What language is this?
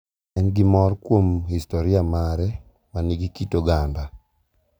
Luo (Kenya and Tanzania)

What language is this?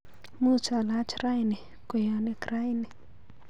Kalenjin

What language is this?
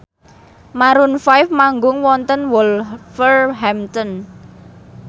Javanese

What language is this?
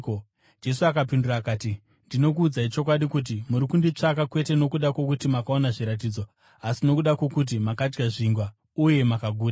Shona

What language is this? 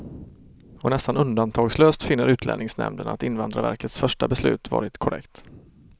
Swedish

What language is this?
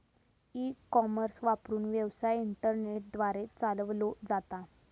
Marathi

